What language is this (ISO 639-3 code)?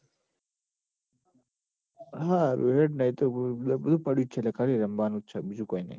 guj